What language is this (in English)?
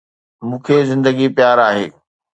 Sindhi